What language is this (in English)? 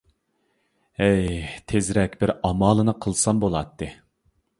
Uyghur